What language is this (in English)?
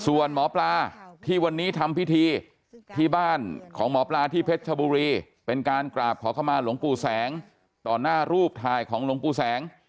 Thai